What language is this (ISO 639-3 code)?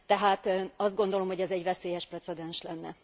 hun